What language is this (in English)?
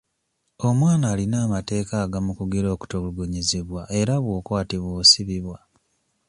Ganda